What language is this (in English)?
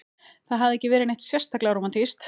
Icelandic